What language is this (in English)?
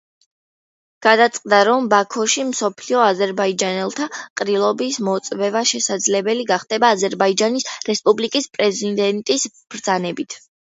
Georgian